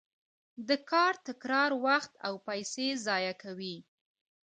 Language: Pashto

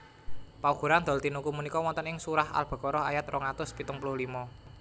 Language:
Javanese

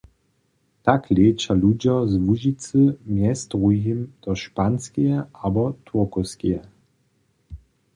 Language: Upper Sorbian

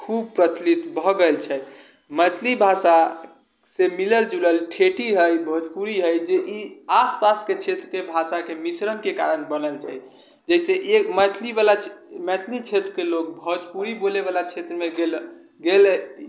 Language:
Maithili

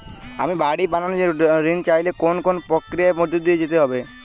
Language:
Bangla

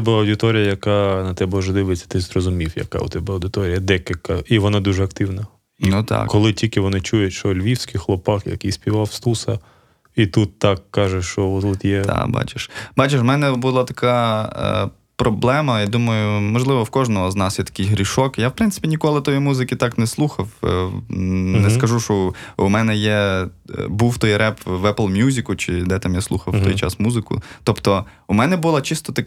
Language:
Ukrainian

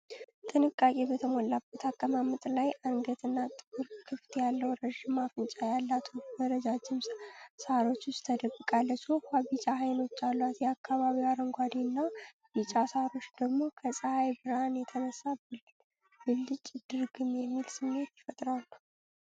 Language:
Amharic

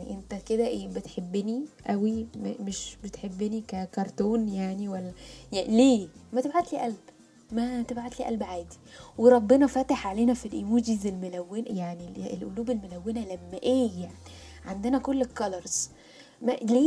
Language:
Arabic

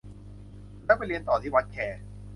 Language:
Thai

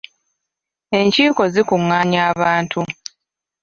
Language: Ganda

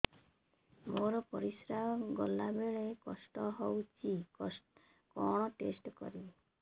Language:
Odia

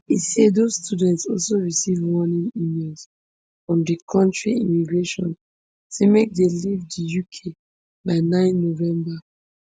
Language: Nigerian Pidgin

